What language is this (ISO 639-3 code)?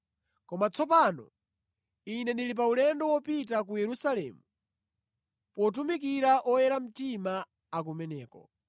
nya